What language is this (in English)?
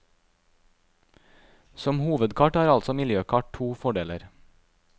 Norwegian